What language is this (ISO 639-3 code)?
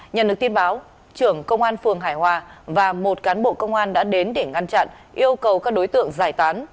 vie